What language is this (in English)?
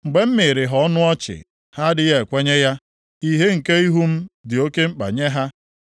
Igbo